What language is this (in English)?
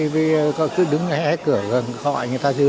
Vietnamese